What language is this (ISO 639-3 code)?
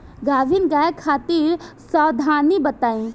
bho